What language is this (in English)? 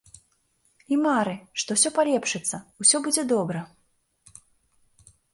Belarusian